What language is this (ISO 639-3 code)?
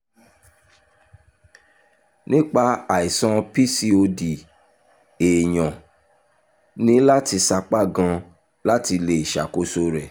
yor